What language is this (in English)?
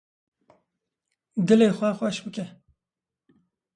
Kurdish